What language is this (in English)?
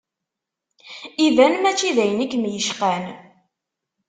Kabyle